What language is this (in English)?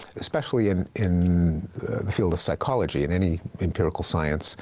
English